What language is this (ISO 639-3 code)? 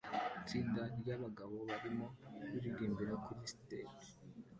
kin